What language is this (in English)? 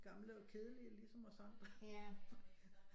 Danish